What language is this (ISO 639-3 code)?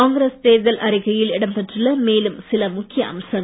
tam